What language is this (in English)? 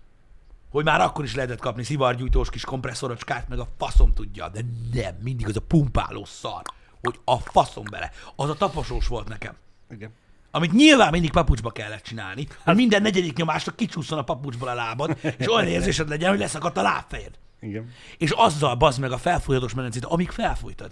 Hungarian